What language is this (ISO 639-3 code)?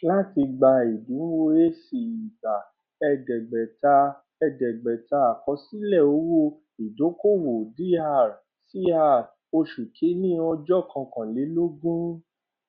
yor